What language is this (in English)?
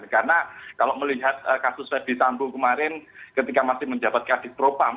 Indonesian